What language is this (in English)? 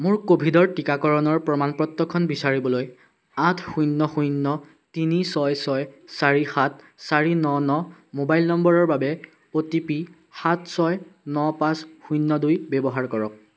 Assamese